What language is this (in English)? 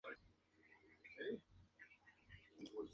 Spanish